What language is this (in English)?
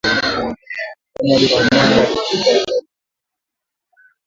Swahili